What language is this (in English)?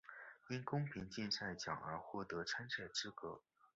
Chinese